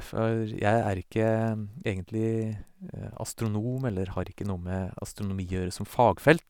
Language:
Norwegian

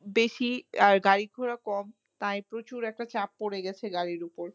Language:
Bangla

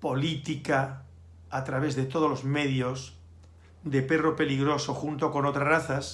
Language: Spanish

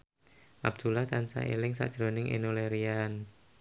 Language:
Javanese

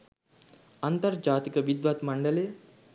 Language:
Sinhala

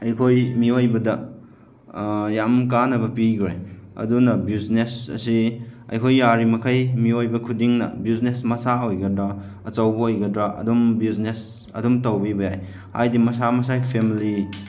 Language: Manipuri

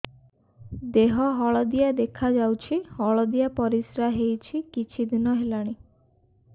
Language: Odia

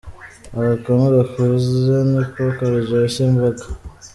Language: Kinyarwanda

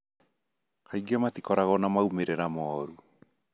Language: Kikuyu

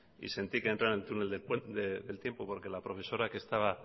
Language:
Spanish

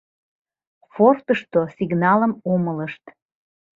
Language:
Mari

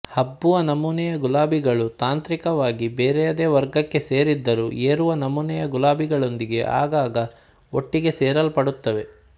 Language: Kannada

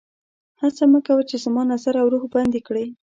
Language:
Pashto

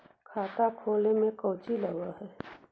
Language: Magahi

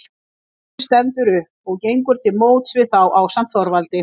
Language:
Icelandic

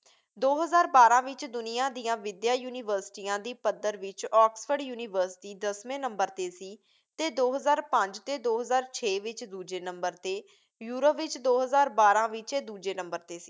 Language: Punjabi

